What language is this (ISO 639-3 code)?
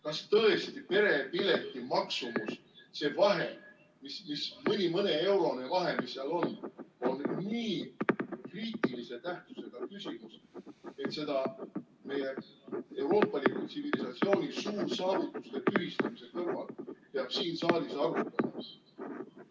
est